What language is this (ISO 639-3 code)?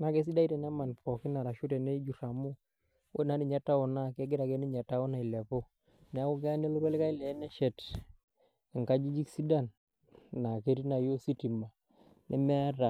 mas